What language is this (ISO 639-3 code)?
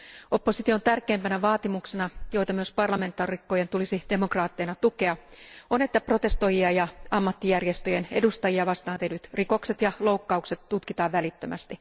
fin